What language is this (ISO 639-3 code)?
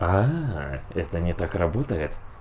rus